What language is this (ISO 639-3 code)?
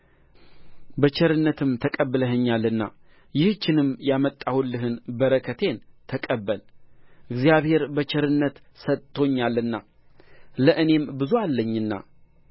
amh